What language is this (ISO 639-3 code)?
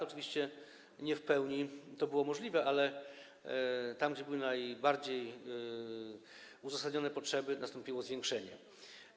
pol